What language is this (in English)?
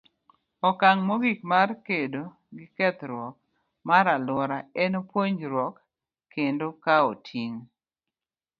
Luo (Kenya and Tanzania)